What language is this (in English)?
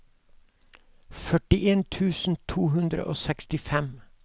Norwegian